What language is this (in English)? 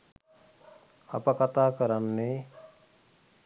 Sinhala